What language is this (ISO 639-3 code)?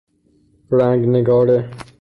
fas